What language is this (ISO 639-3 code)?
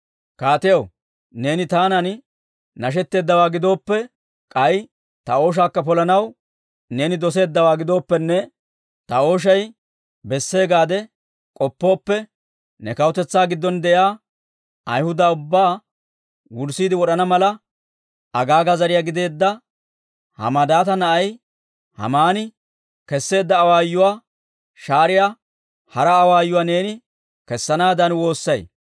dwr